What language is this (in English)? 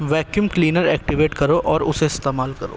Urdu